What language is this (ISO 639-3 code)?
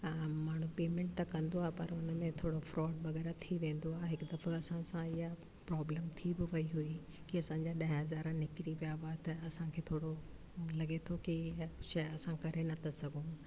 snd